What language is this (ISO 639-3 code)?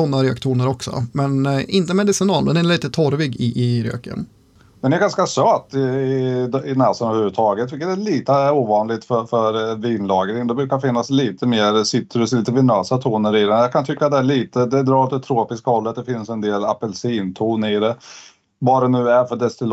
swe